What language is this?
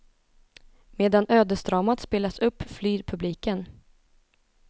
Swedish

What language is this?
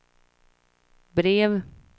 Swedish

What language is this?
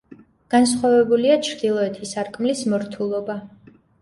Georgian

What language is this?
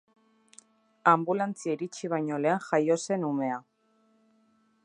Basque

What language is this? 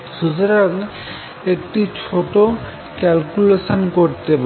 Bangla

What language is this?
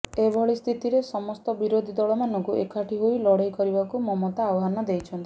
Odia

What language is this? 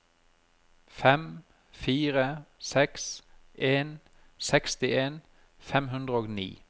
Norwegian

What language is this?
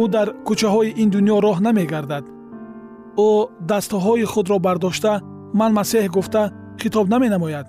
Persian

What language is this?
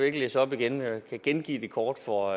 Danish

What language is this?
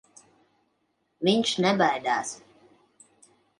Latvian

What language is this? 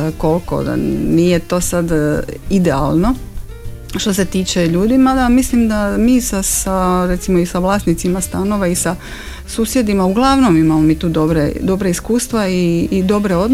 Croatian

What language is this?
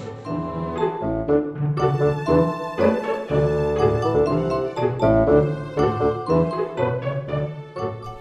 Korean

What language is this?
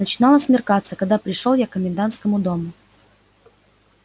Russian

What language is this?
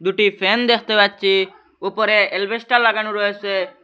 Bangla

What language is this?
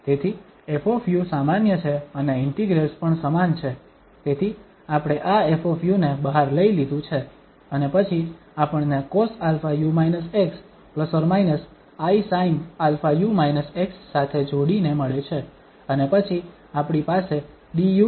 Gujarati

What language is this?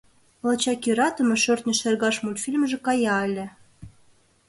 Mari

